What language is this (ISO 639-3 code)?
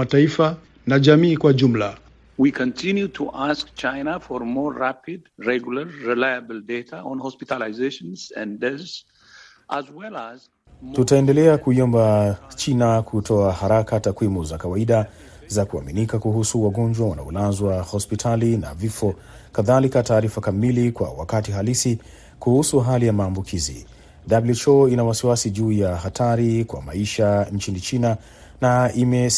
swa